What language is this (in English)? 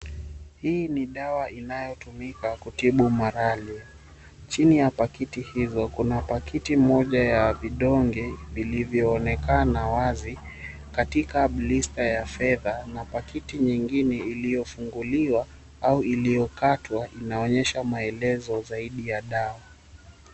Swahili